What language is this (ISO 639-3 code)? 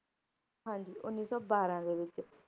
pan